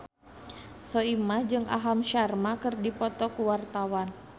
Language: Sundanese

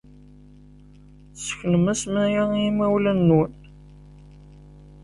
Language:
Kabyle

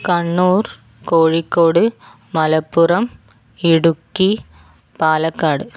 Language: Malayalam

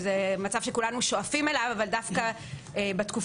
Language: Hebrew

